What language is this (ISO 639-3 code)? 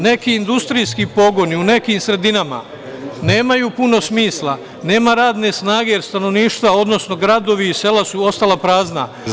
srp